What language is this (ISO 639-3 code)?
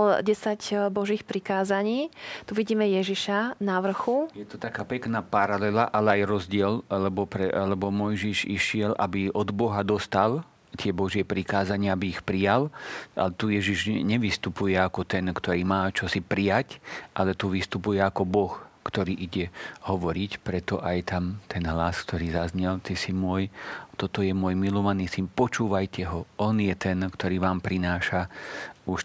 slk